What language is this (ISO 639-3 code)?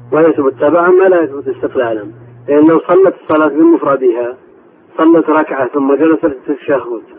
ara